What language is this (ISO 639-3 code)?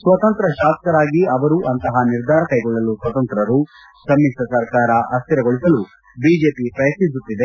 kan